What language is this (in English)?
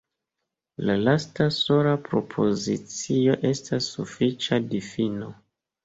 Esperanto